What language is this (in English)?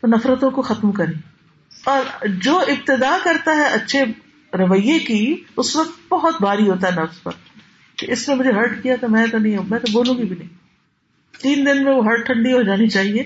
Urdu